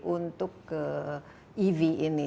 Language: Indonesian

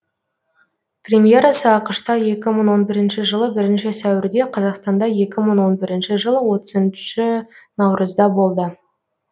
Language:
Kazakh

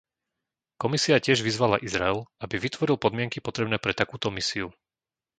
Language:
Slovak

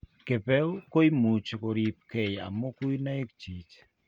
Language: Kalenjin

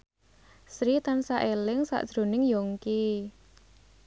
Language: Javanese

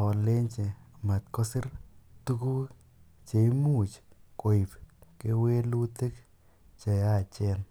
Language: Kalenjin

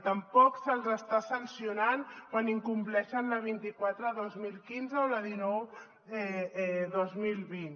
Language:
Catalan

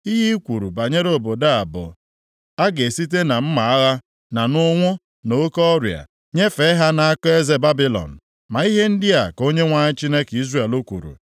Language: Igbo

